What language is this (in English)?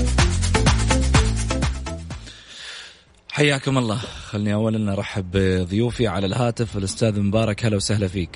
Arabic